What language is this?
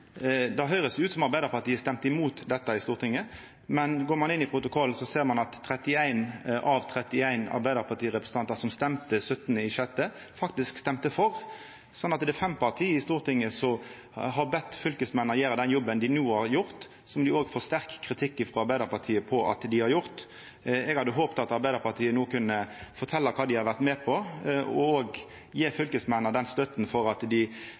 Norwegian Nynorsk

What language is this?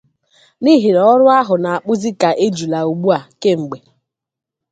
Igbo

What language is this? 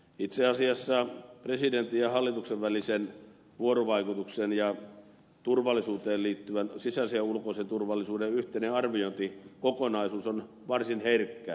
Finnish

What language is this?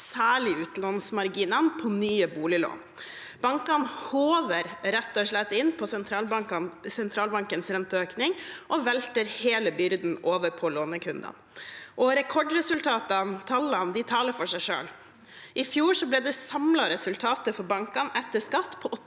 Norwegian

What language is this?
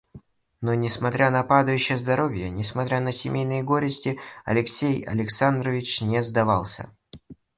Russian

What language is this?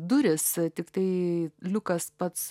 Lithuanian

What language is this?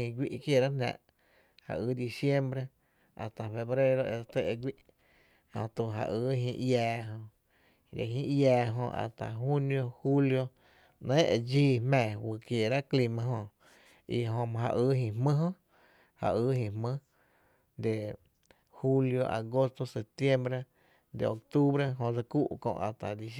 Tepinapa Chinantec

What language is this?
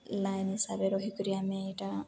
Odia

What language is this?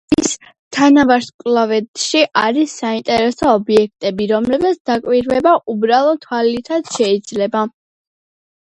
Georgian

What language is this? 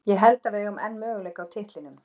Icelandic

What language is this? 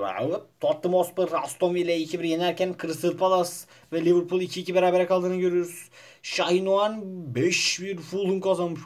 Turkish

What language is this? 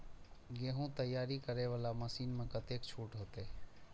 Maithili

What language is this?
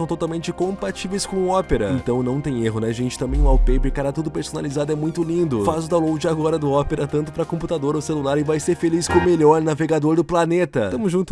Portuguese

